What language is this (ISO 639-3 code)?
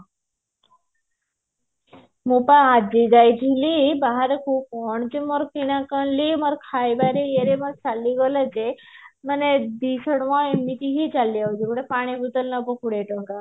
ori